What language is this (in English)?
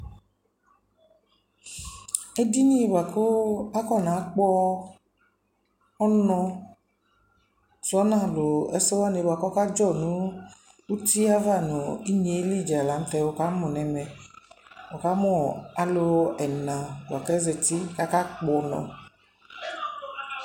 Ikposo